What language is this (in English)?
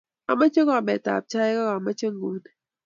Kalenjin